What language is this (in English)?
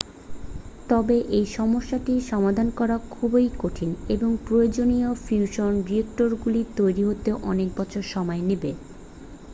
Bangla